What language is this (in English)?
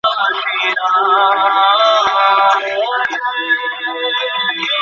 Bangla